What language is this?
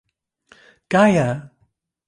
Esperanto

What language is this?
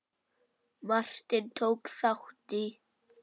Icelandic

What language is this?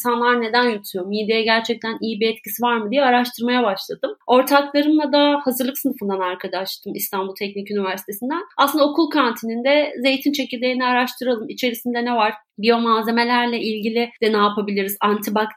Turkish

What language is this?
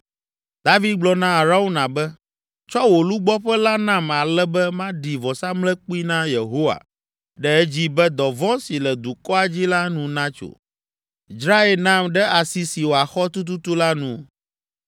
Ewe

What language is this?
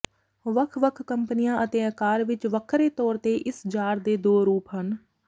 Punjabi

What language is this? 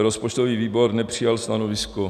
Czech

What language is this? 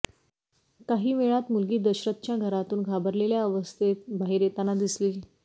Marathi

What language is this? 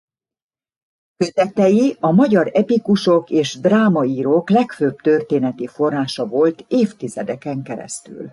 Hungarian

